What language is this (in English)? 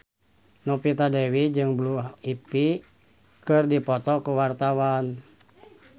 Sundanese